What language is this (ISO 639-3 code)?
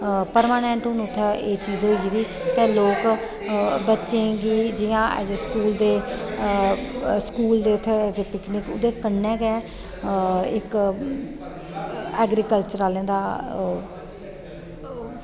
doi